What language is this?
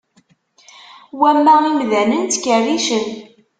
Kabyle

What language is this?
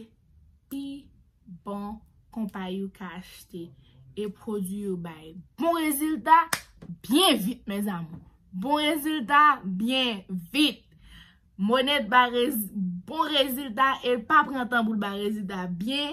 French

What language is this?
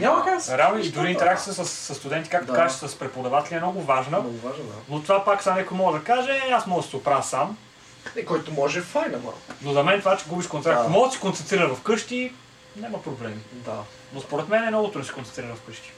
Bulgarian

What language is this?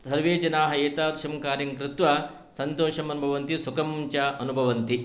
Sanskrit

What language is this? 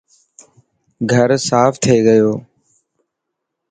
Dhatki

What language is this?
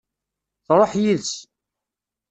Kabyle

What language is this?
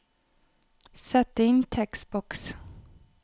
Norwegian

